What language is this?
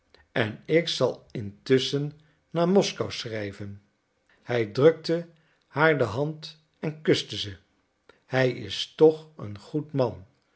Dutch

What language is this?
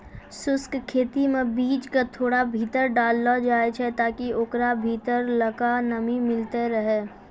Maithili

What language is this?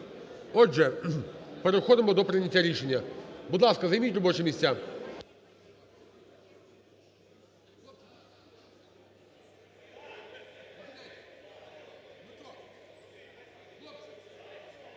Ukrainian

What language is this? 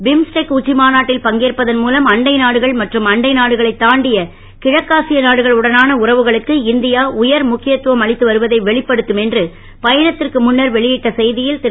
Tamil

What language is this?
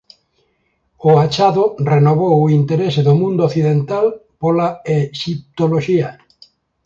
Galician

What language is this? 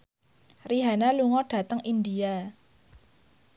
Javanese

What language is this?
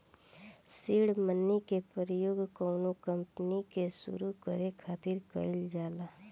Bhojpuri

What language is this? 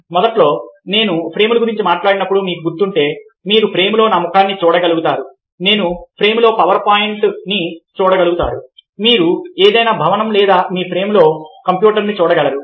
Telugu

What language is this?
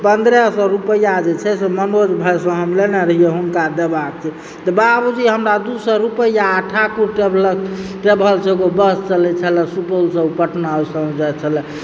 Maithili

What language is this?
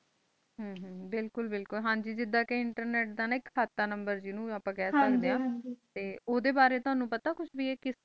Punjabi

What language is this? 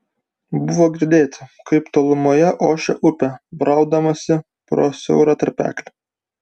Lithuanian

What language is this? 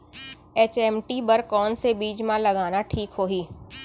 Chhattisgarhi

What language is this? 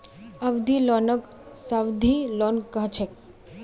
Magahi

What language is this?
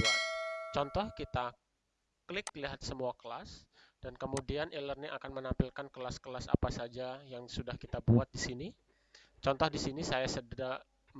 Indonesian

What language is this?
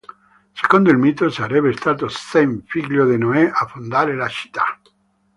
Italian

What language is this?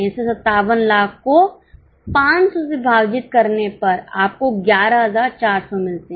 Hindi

